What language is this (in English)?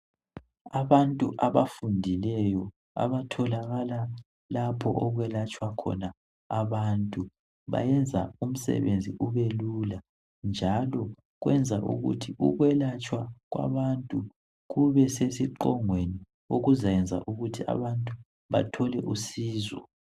North Ndebele